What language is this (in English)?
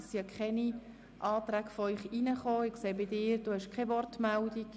Swiss German